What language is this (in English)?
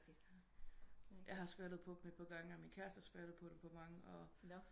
Danish